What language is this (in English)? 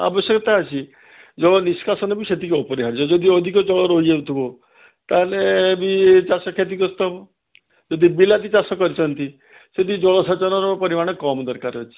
Odia